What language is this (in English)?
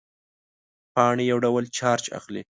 Pashto